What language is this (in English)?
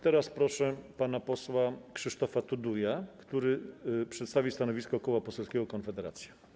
Polish